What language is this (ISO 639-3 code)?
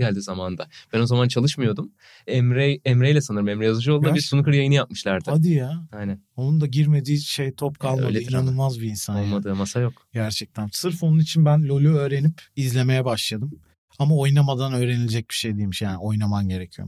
tur